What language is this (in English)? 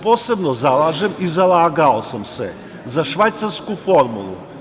Serbian